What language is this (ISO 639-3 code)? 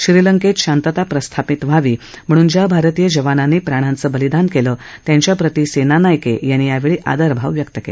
mar